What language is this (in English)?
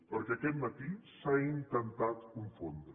Catalan